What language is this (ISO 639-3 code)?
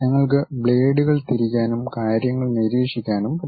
mal